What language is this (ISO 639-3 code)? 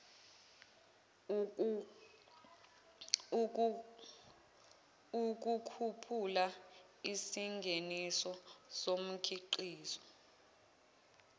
zul